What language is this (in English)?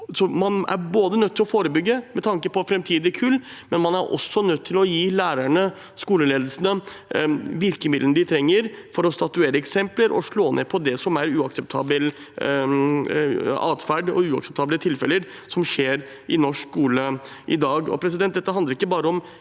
Norwegian